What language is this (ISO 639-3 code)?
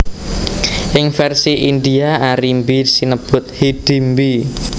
jav